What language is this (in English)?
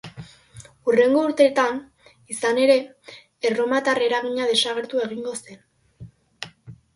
Basque